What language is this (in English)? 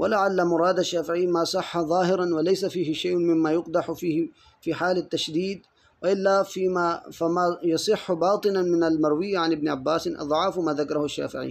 Arabic